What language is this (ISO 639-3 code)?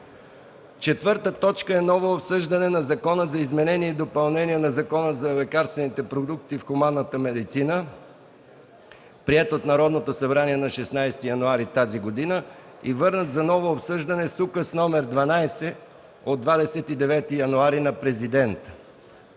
bul